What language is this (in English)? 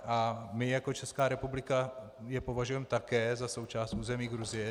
Czech